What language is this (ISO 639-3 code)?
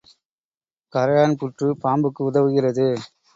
tam